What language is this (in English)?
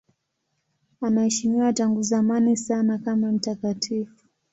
Swahili